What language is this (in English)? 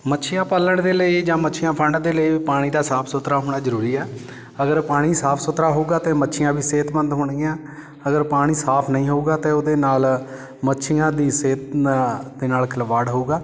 Punjabi